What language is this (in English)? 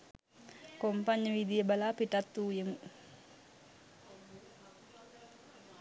Sinhala